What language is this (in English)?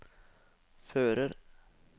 Norwegian